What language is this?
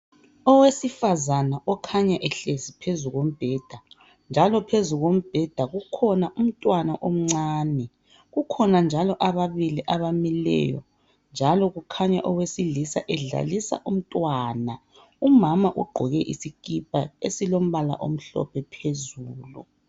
North Ndebele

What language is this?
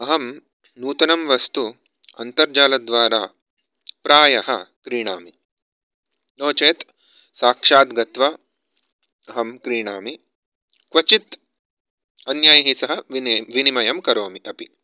Sanskrit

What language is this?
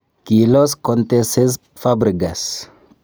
Kalenjin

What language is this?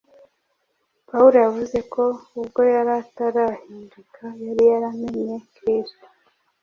Kinyarwanda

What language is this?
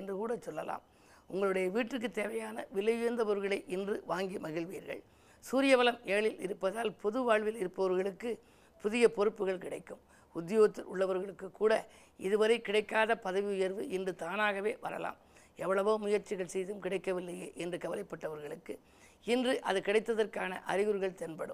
Tamil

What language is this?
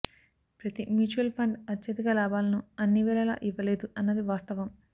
Telugu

